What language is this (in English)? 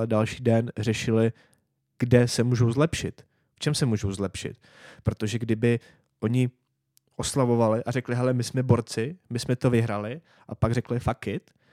Czech